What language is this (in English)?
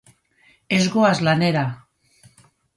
Basque